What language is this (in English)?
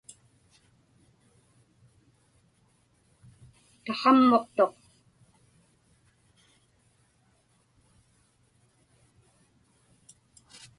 Inupiaq